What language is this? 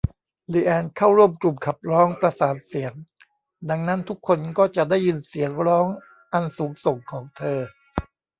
Thai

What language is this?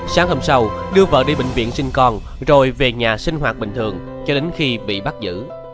Vietnamese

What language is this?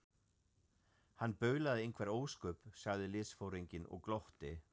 Icelandic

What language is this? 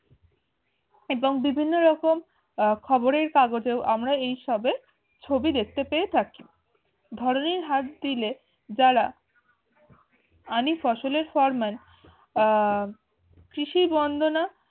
Bangla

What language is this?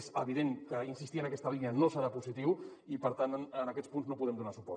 Catalan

